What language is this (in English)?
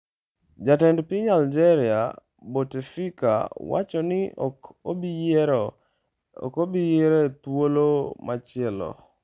Luo (Kenya and Tanzania)